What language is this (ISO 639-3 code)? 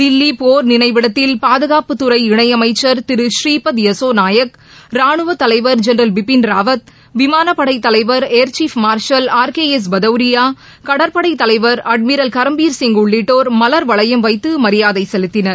tam